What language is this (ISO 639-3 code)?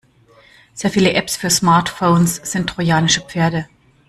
deu